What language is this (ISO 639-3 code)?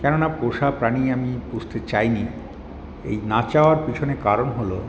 ben